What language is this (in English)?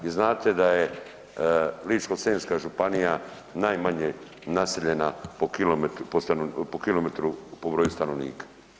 Croatian